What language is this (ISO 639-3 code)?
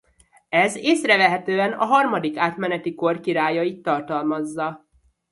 hun